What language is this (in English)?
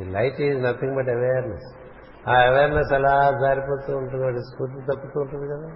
Telugu